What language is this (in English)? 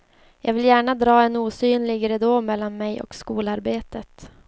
Swedish